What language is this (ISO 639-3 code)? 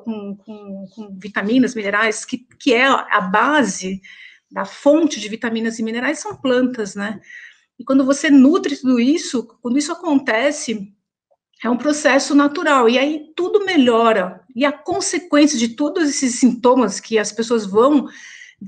por